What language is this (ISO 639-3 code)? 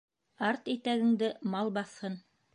bak